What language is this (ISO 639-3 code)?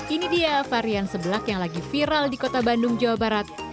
ind